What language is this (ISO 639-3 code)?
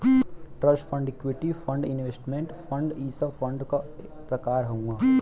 bho